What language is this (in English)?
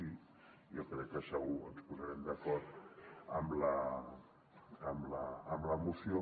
Catalan